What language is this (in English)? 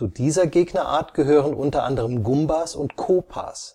German